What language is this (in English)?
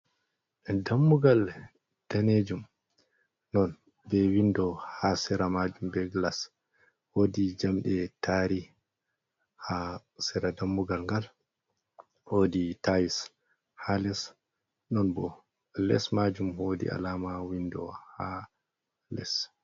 Fula